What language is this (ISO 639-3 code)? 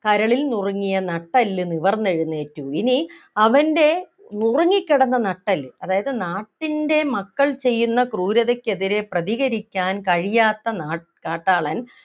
mal